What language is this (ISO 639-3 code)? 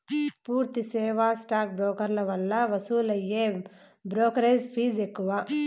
tel